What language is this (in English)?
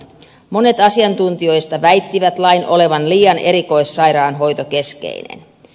Finnish